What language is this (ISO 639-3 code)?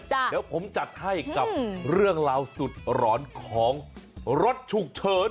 tha